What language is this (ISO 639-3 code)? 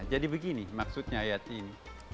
ind